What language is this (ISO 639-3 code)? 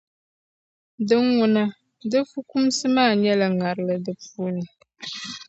dag